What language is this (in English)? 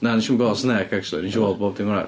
Welsh